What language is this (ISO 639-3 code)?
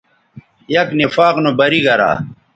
btv